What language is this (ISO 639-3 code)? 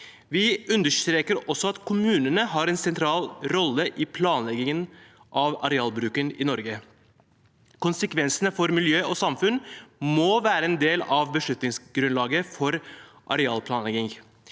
nor